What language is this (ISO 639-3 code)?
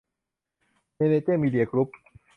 tha